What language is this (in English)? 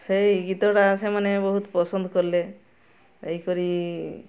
Odia